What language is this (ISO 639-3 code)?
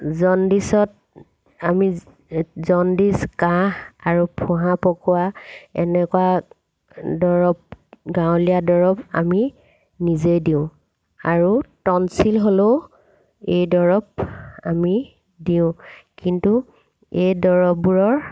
asm